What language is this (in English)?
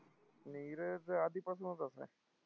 Marathi